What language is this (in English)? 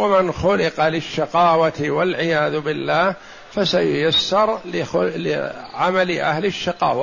Arabic